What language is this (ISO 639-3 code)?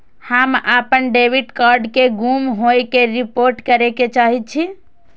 mai